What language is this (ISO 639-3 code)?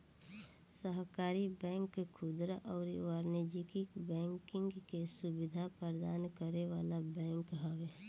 bho